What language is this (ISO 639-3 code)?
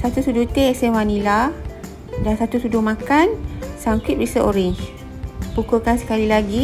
msa